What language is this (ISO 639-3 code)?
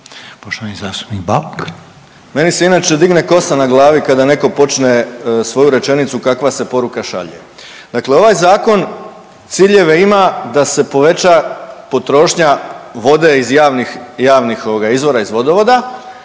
hrv